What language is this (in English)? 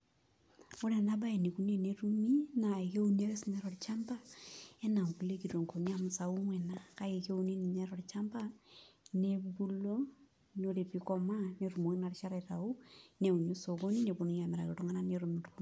Masai